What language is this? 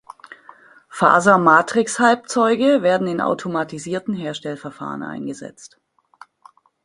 German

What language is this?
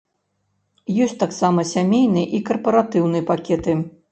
Belarusian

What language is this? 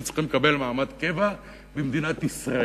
Hebrew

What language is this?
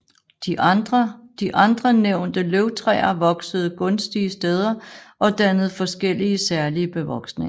Danish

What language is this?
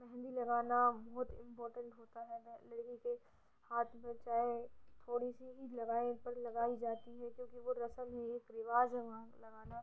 Urdu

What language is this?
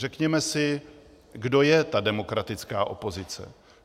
Czech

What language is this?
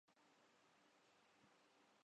Urdu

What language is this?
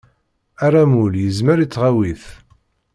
Kabyle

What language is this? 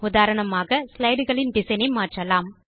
Tamil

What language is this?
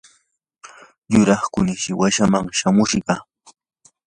Yanahuanca Pasco Quechua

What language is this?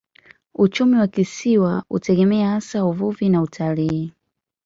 Swahili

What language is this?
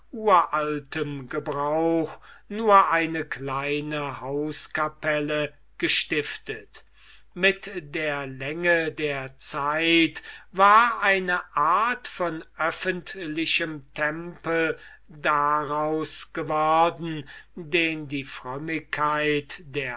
German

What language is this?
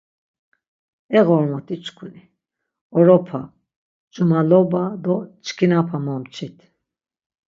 Laz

